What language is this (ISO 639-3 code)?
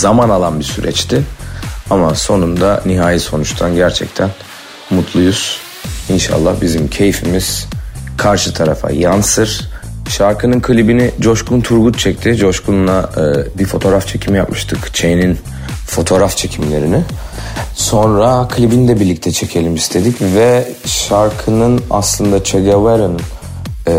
tur